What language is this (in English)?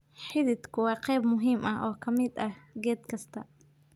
Somali